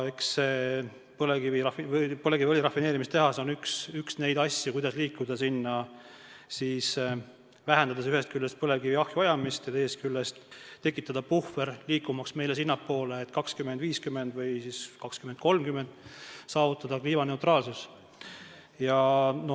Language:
Estonian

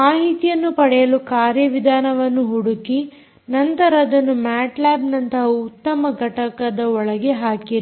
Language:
Kannada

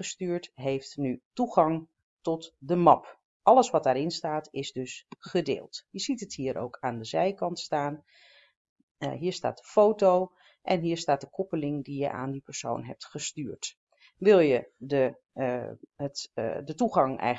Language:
Dutch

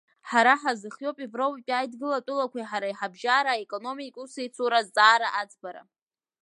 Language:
Abkhazian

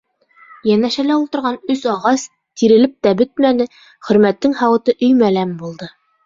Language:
Bashkir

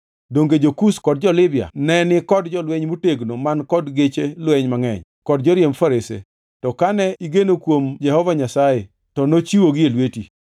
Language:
Luo (Kenya and Tanzania)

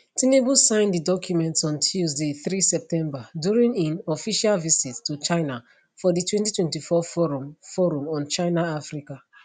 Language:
Nigerian Pidgin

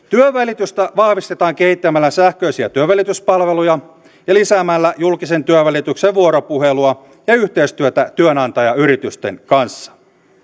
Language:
Finnish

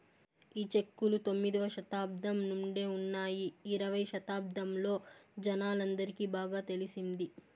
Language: Telugu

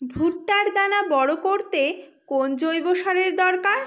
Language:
Bangla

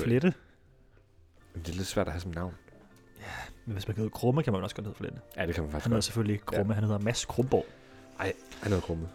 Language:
Danish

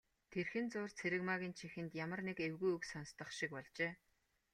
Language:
Mongolian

